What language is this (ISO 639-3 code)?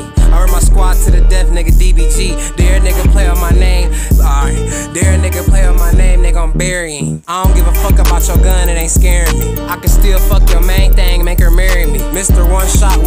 eng